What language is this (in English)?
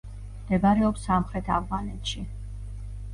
Georgian